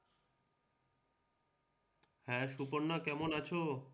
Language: Bangla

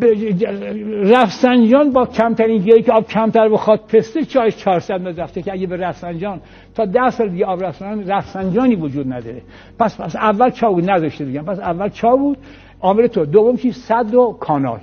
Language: Persian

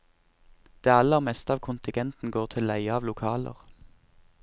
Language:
Norwegian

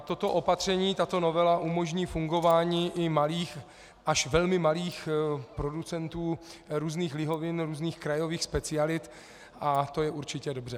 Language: Czech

